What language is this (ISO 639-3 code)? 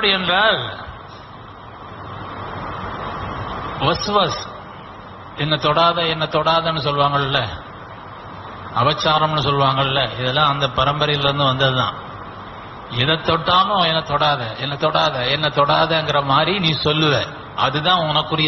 ara